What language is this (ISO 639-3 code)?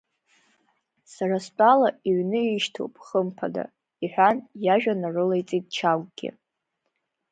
abk